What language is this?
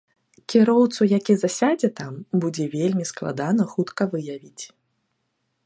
Belarusian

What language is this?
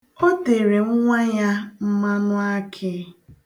Igbo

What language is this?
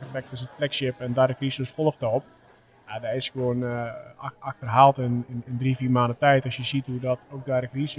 Dutch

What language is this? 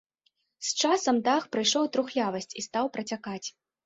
Belarusian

